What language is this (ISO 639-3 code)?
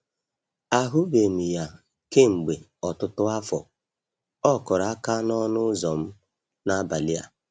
ibo